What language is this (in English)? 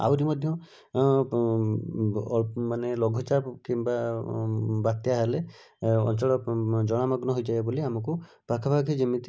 Odia